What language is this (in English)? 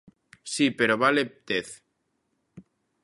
Galician